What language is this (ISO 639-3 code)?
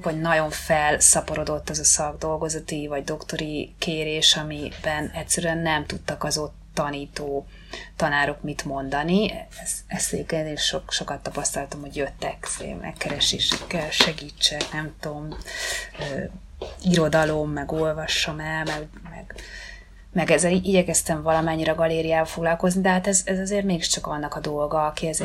hun